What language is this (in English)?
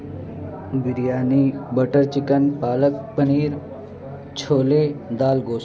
Urdu